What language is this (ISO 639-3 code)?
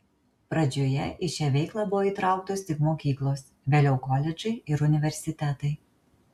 lit